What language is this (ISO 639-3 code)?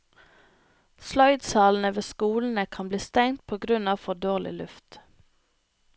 nor